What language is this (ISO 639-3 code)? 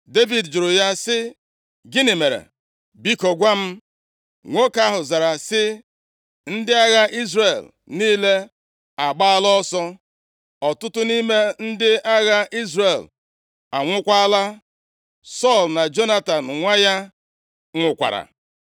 ibo